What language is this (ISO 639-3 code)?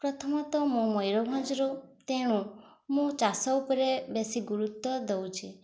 ori